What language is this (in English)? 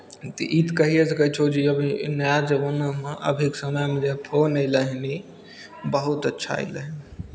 Maithili